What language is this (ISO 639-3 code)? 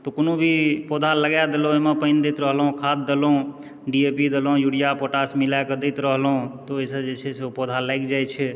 mai